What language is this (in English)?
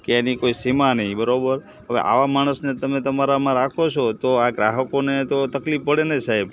Gujarati